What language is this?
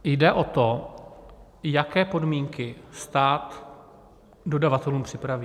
Czech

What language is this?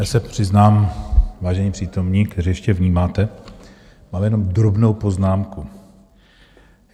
Czech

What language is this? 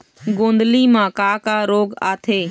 Chhattisgarhi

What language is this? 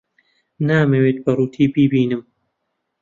Central Kurdish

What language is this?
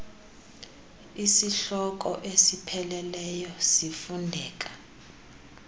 Xhosa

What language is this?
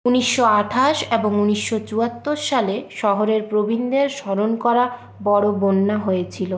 Bangla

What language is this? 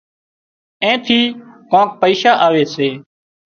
Wadiyara Koli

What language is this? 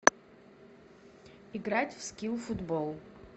Russian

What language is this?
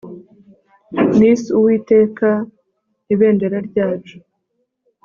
Kinyarwanda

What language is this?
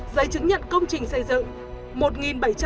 Vietnamese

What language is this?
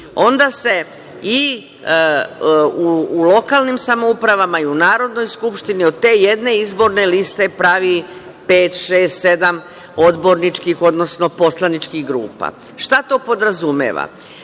Serbian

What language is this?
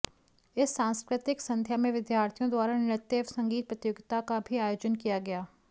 Hindi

